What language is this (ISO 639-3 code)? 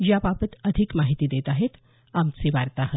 mar